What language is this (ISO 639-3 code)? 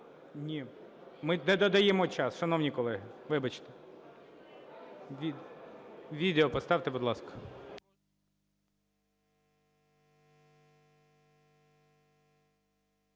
ukr